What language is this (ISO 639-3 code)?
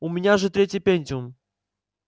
rus